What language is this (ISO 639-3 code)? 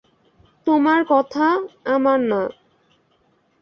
ben